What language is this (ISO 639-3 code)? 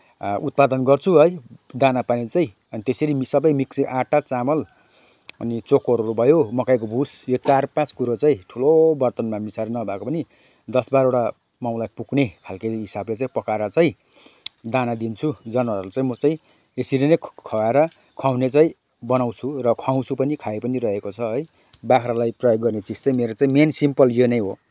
nep